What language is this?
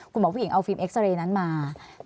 Thai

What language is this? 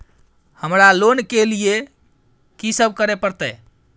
Maithili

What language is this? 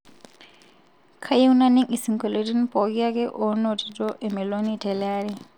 Masai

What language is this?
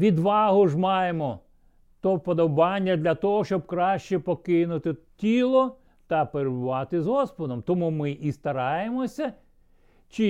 Ukrainian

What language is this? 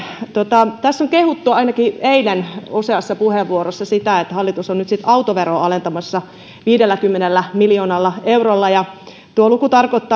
Finnish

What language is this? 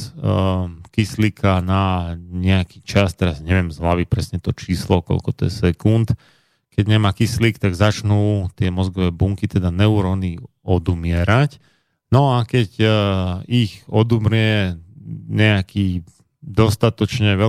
Slovak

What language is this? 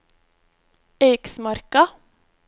Norwegian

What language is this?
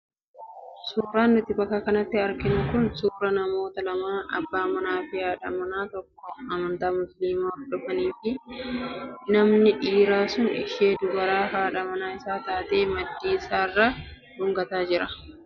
Oromo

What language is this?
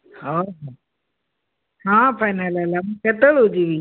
Odia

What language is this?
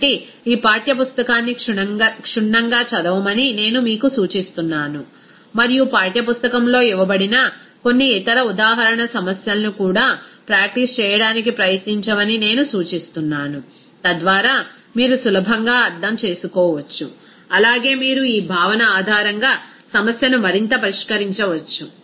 Telugu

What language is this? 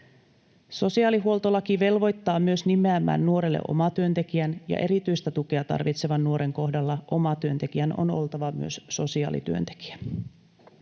Finnish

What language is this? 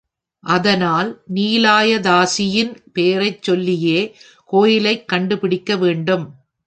Tamil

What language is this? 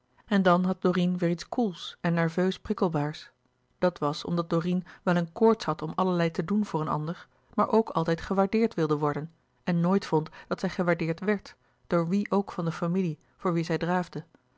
Dutch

